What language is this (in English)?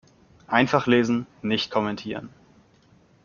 German